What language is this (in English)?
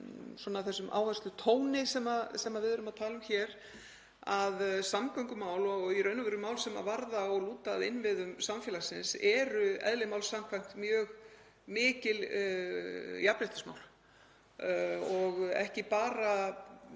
Icelandic